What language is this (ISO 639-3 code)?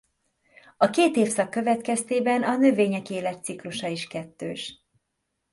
hun